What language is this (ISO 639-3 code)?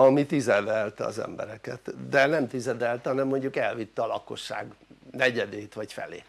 hun